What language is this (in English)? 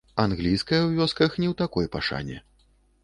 Belarusian